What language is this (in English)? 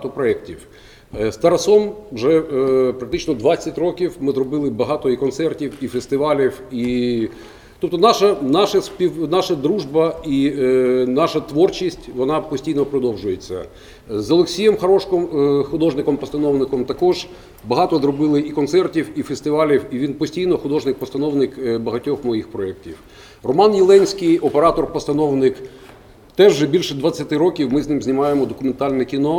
Ukrainian